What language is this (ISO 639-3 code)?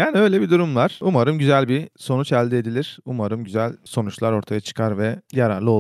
tur